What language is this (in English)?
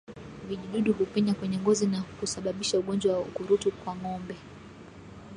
Swahili